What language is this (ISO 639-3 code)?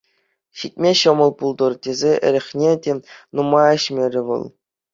chv